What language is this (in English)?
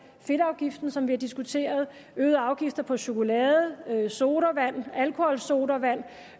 Danish